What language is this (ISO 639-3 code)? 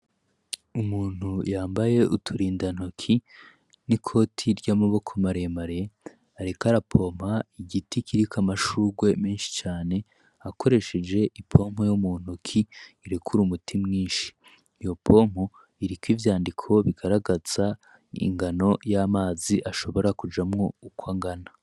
run